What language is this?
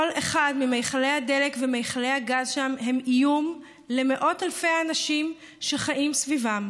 Hebrew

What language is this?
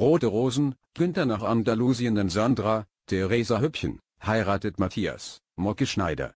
German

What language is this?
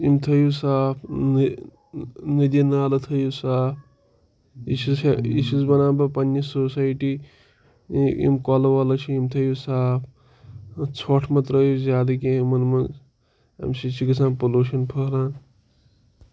Kashmiri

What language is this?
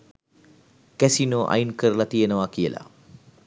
Sinhala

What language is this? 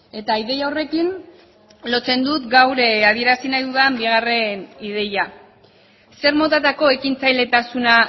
Basque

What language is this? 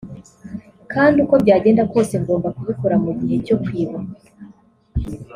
Kinyarwanda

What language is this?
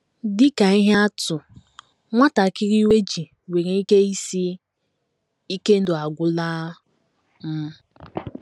Igbo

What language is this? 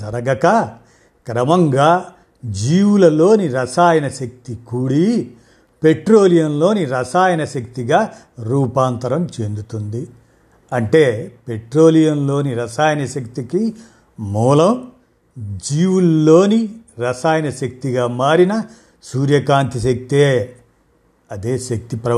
Telugu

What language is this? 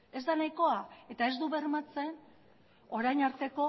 Basque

